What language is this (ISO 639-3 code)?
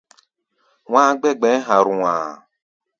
gba